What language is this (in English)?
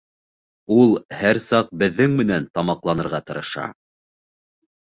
Bashkir